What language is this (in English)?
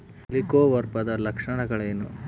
Kannada